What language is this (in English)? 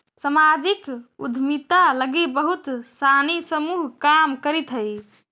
Magahi